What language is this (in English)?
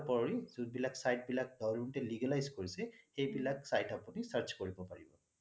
Assamese